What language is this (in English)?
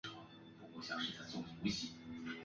Chinese